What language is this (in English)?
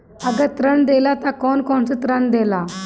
Bhojpuri